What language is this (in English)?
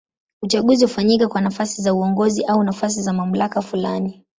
Swahili